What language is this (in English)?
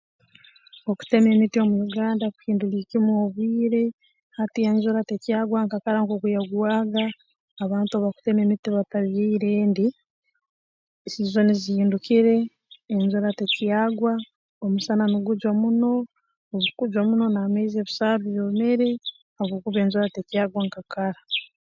Tooro